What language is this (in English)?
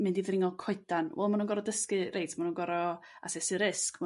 Welsh